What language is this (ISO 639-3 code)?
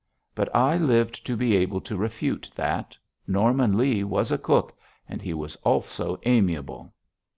eng